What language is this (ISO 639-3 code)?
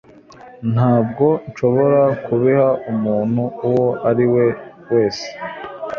kin